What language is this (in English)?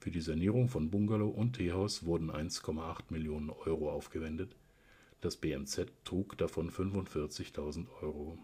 German